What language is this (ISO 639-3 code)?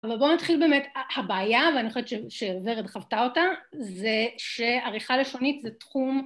heb